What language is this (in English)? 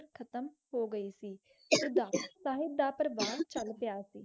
Punjabi